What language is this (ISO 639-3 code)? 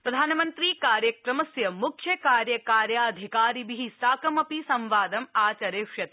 san